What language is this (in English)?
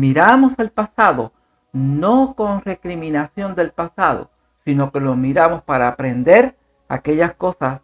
Spanish